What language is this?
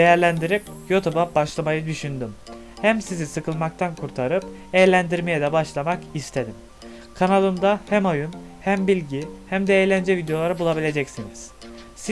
Turkish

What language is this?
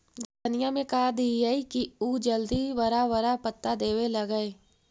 Magahi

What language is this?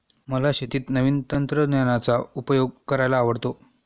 Marathi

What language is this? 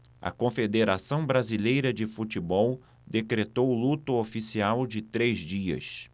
Portuguese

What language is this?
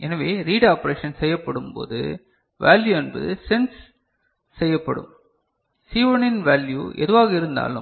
Tamil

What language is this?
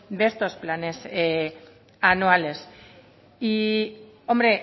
Spanish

